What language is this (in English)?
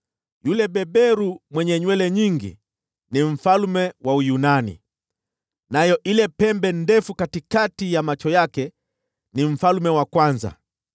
Swahili